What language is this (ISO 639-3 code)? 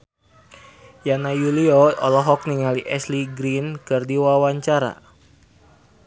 sun